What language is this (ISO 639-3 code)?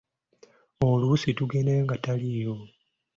lug